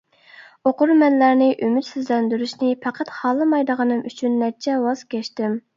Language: Uyghur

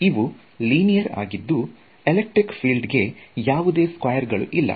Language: Kannada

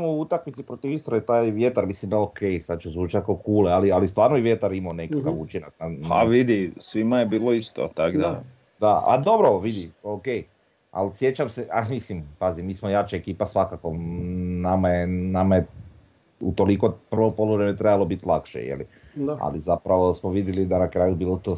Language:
Croatian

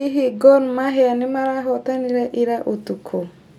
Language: Kikuyu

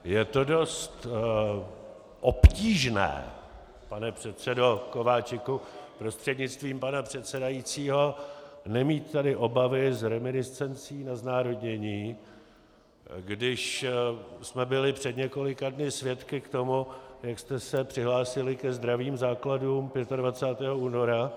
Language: Czech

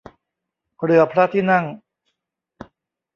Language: Thai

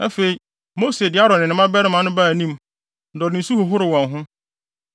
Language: Akan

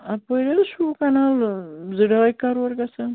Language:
Kashmiri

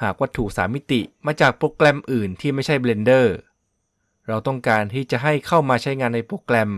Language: Thai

